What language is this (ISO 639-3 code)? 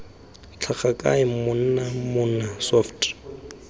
tsn